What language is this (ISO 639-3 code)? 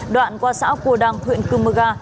vie